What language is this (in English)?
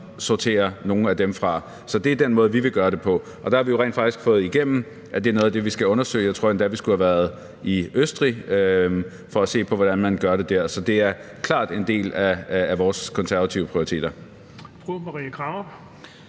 Danish